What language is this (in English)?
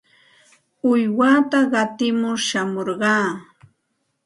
Santa Ana de Tusi Pasco Quechua